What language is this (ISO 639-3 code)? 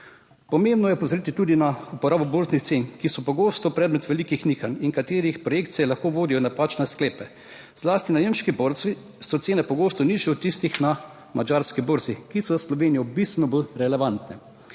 slv